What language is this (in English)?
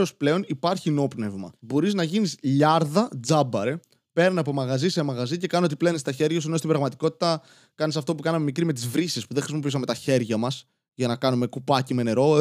Greek